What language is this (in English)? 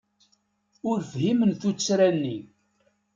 Kabyle